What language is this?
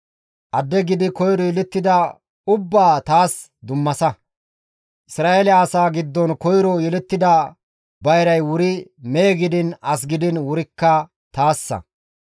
Gamo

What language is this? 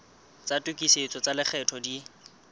Southern Sotho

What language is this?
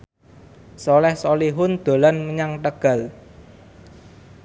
Javanese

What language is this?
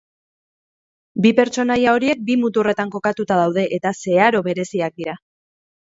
Basque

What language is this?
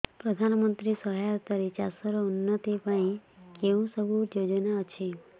Odia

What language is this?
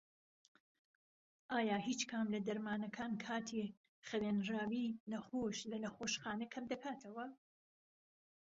Central Kurdish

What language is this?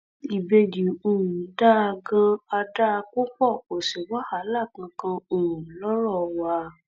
Yoruba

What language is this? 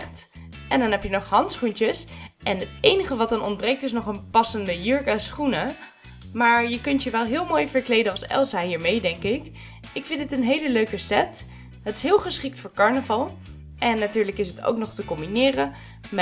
Dutch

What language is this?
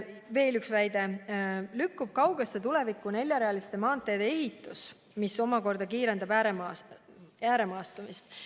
Estonian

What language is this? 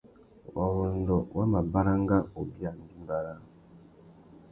Tuki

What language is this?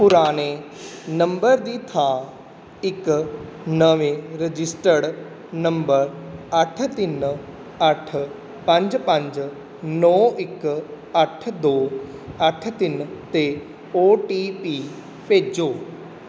Punjabi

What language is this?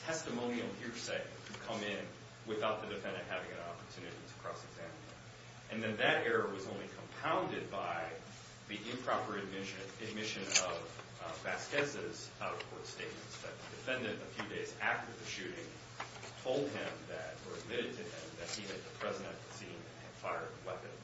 English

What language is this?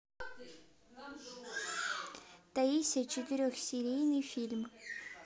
Russian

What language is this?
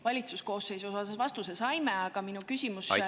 Estonian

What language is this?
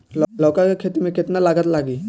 Bhojpuri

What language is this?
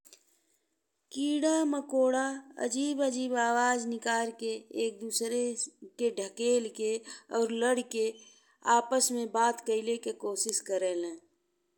Bhojpuri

